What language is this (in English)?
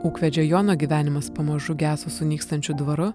Lithuanian